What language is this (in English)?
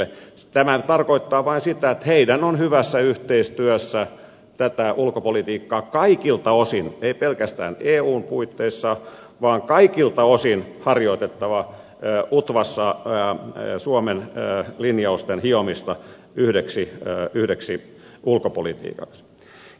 Finnish